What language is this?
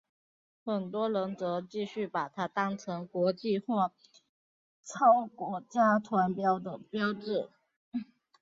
Chinese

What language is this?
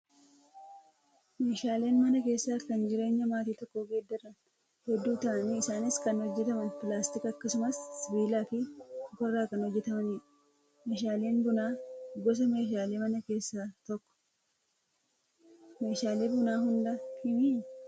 Oromo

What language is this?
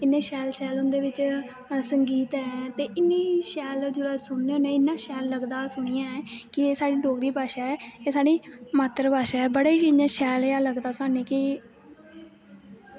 Dogri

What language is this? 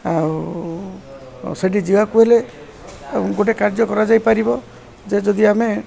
Odia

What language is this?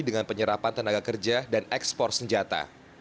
Indonesian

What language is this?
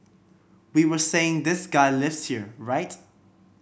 English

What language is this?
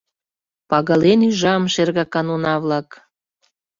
Mari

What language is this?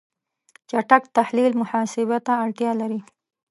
Pashto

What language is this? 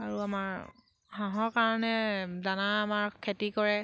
Assamese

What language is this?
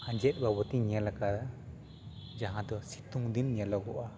Santali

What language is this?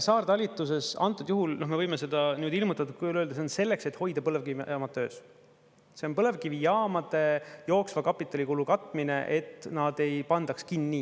Estonian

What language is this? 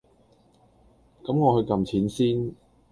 Cantonese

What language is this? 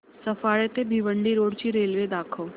Marathi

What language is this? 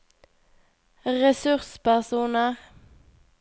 Norwegian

